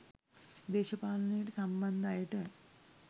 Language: Sinhala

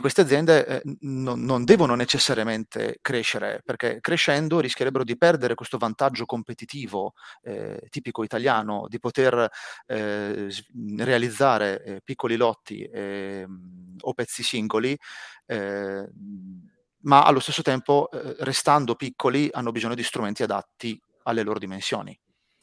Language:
Italian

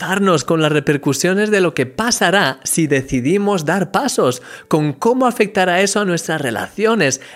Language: Spanish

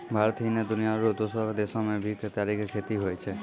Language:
Maithili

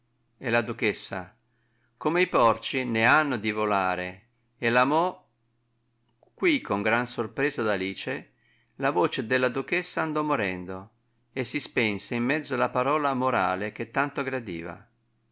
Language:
Italian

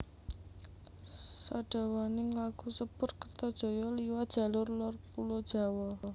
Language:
Javanese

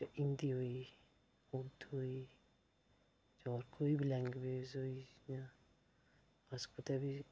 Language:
Dogri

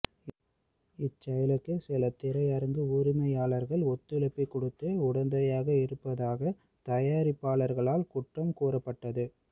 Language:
Tamil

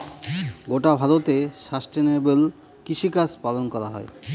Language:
Bangla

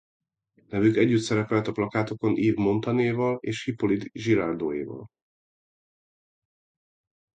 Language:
Hungarian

